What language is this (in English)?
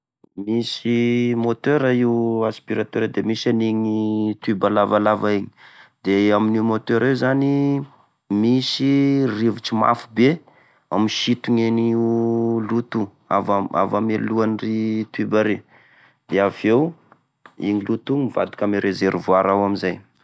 Tesaka Malagasy